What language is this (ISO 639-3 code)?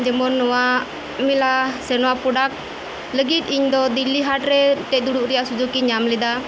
sat